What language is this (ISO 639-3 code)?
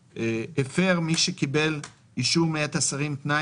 heb